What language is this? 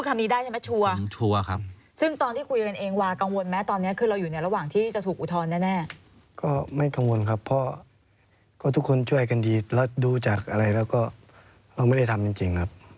Thai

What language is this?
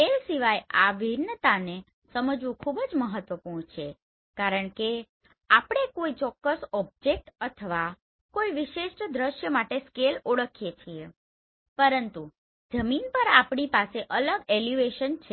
Gujarati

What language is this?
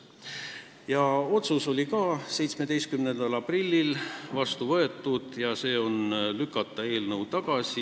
Estonian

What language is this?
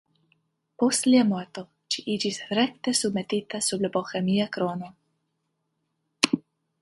Esperanto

